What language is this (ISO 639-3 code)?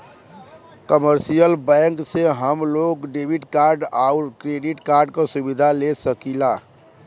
bho